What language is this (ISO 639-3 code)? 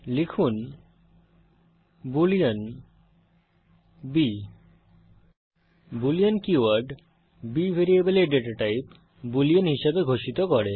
ben